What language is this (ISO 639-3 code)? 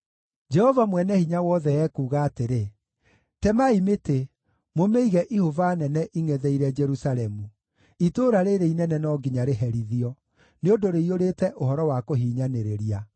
kik